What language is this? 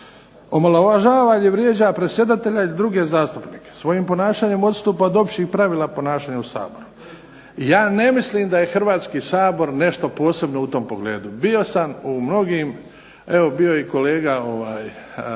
Croatian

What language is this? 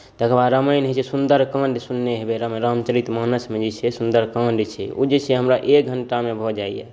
Maithili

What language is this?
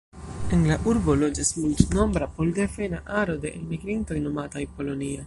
Esperanto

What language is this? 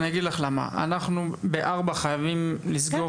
Hebrew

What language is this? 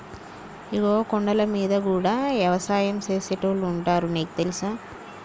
Telugu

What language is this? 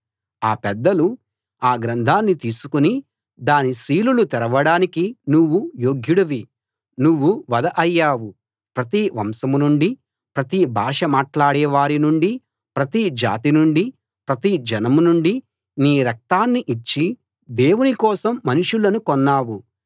Telugu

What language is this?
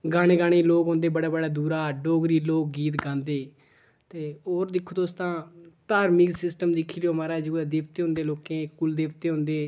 Dogri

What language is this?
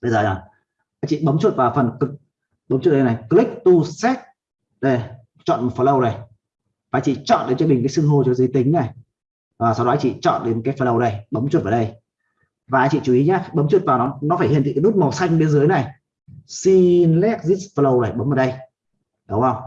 Vietnamese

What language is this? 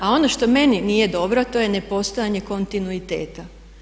Croatian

